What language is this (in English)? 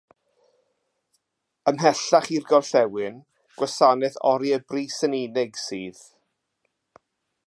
Welsh